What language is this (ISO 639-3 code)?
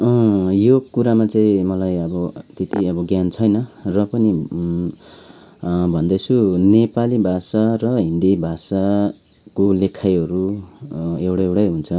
nep